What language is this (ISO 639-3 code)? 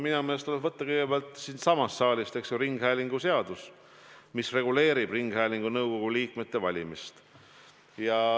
est